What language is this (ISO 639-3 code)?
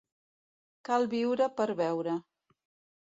cat